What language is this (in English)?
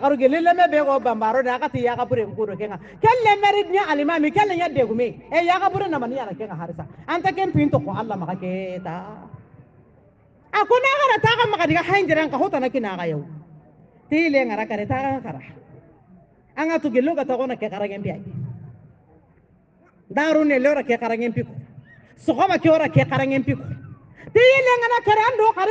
Portuguese